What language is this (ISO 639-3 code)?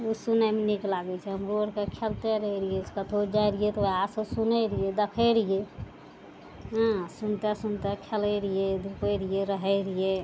mai